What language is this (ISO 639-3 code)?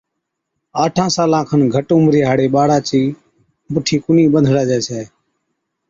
odk